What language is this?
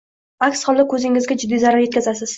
Uzbek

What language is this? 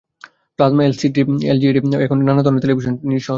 Bangla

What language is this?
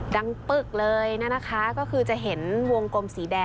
Thai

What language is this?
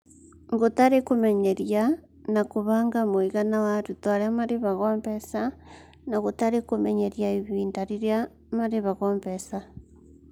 Kikuyu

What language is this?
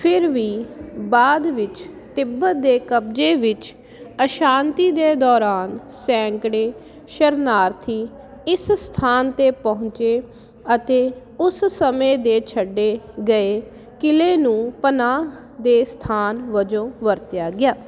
Punjabi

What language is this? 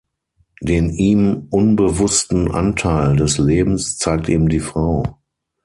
German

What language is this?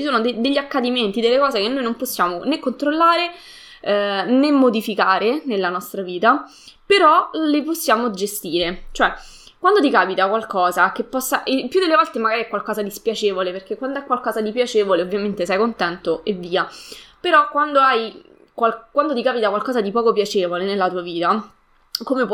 Italian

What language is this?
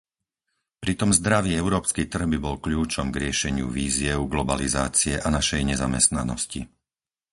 Slovak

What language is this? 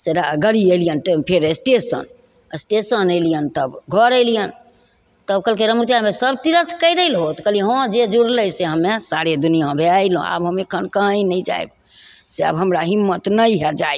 Maithili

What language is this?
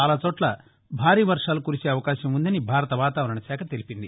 Telugu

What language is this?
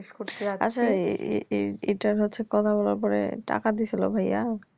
Bangla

